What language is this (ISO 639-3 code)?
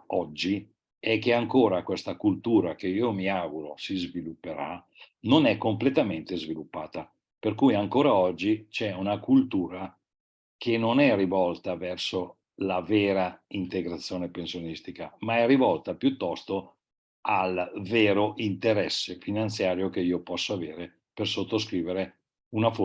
ita